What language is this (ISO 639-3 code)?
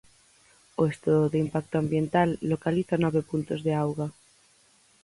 glg